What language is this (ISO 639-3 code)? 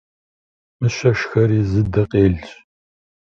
kbd